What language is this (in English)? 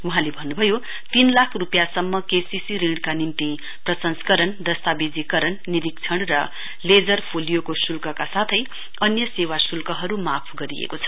Nepali